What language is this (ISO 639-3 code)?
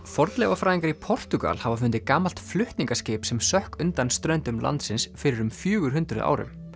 isl